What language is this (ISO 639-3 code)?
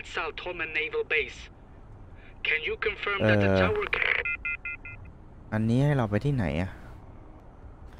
tha